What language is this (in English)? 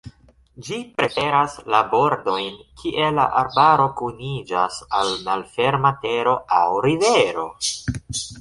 Esperanto